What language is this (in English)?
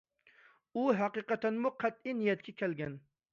Uyghur